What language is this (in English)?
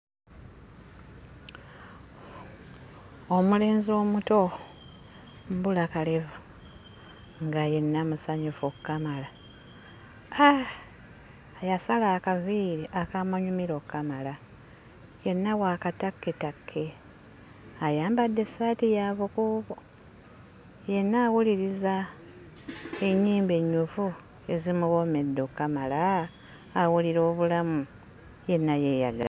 Ganda